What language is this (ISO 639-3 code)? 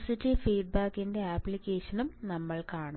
mal